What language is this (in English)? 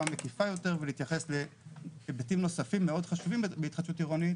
Hebrew